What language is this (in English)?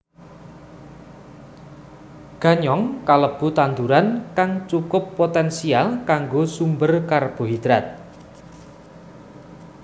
Javanese